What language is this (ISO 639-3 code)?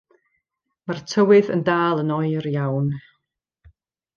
cym